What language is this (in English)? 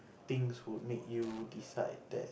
English